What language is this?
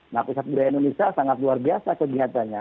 Indonesian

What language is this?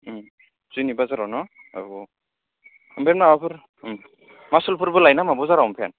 Bodo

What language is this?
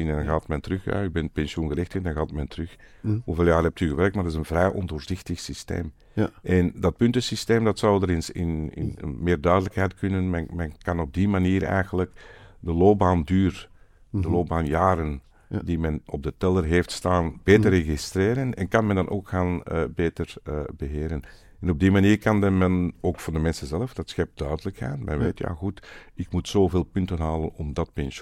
Dutch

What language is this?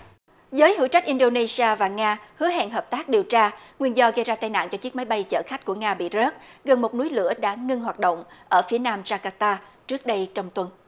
Vietnamese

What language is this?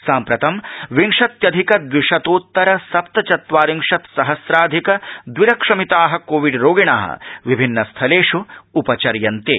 Sanskrit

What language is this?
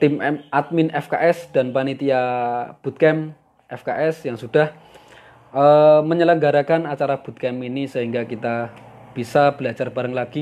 Indonesian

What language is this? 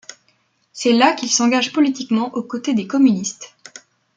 French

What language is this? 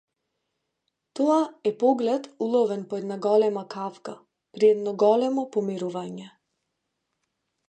Macedonian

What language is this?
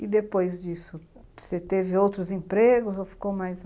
Portuguese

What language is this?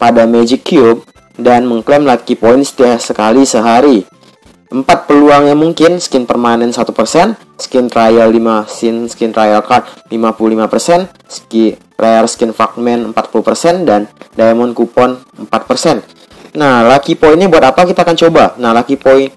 Indonesian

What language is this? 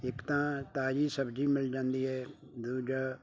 Punjabi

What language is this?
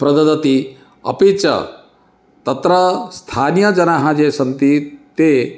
Sanskrit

